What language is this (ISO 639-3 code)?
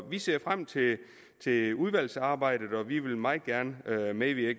dan